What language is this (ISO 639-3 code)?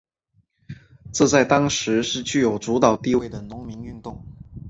zho